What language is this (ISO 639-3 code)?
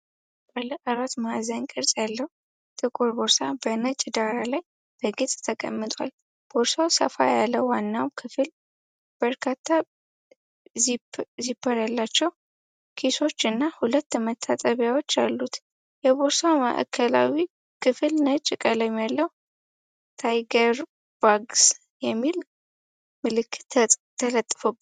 amh